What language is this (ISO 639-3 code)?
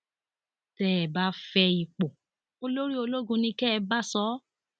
yor